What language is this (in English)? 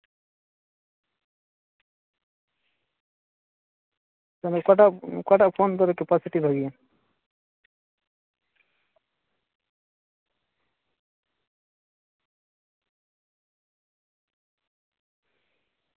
Santali